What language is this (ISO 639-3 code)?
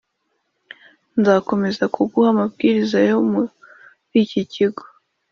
kin